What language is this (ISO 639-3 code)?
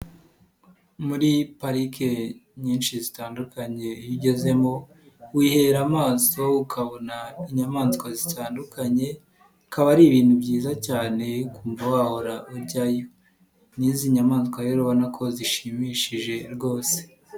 kin